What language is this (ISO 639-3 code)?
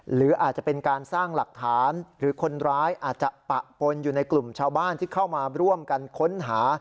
tha